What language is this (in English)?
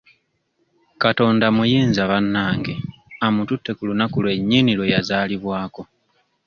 Ganda